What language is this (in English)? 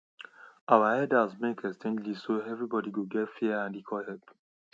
Nigerian Pidgin